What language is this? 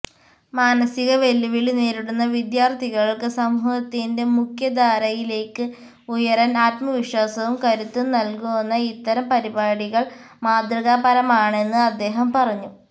Malayalam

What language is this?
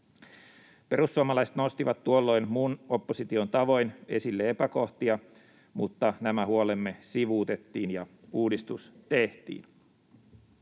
Finnish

